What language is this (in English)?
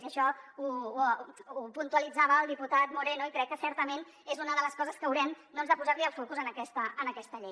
Catalan